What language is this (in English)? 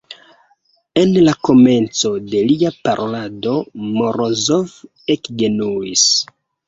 Esperanto